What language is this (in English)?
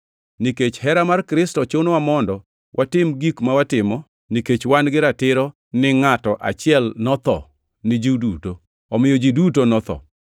Luo (Kenya and Tanzania)